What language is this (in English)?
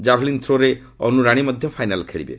Odia